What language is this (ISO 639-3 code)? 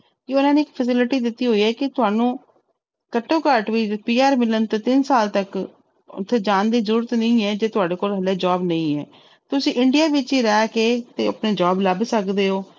pan